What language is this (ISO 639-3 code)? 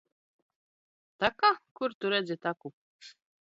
lav